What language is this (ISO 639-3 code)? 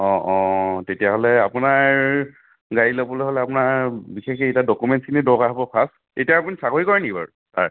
asm